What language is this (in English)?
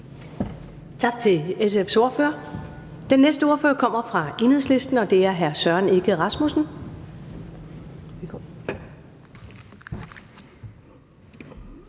Danish